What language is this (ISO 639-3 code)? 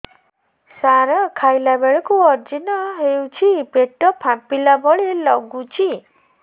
ori